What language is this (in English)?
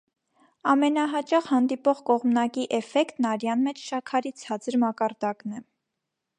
Armenian